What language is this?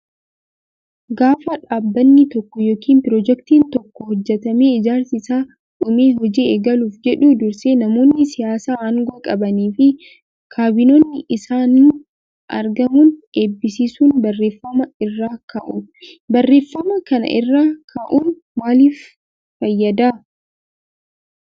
Oromo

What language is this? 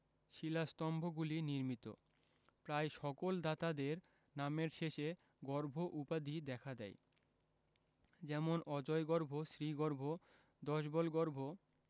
Bangla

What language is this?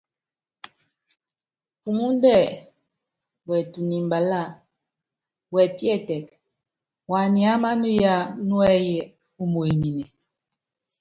Yangben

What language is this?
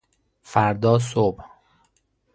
Persian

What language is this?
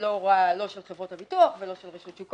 Hebrew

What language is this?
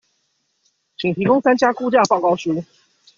Chinese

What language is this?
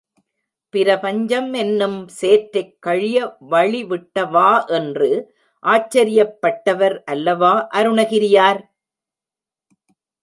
Tamil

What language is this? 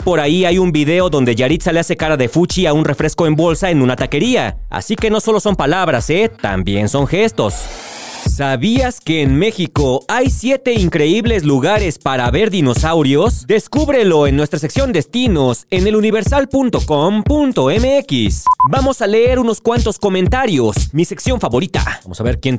Spanish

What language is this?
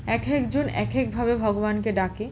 Bangla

